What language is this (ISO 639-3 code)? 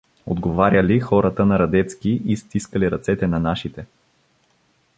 bul